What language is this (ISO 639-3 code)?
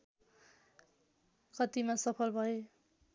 nep